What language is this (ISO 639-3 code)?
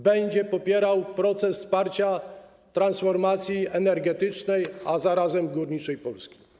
pol